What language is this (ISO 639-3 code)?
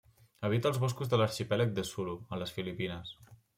cat